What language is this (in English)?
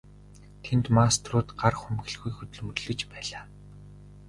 Mongolian